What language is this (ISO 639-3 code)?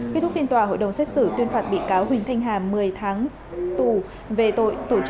vie